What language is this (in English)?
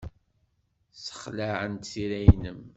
Kabyle